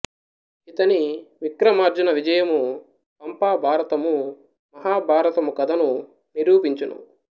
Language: Telugu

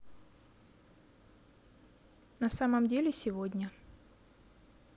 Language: Russian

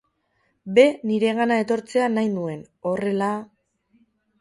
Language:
Basque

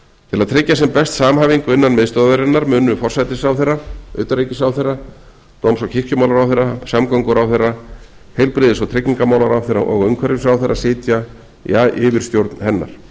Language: Icelandic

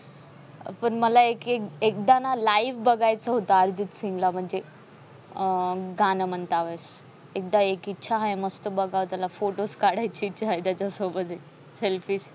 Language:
Marathi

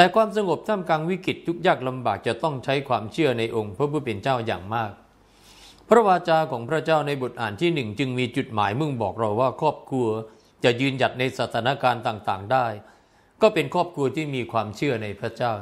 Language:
Thai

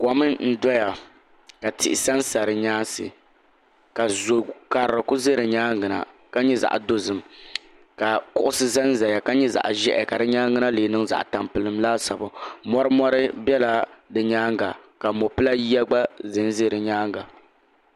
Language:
Dagbani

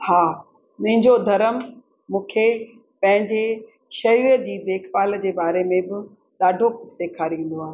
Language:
Sindhi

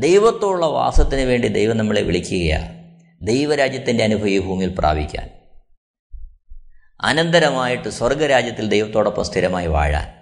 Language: Malayalam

